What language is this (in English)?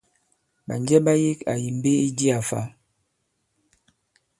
Bankon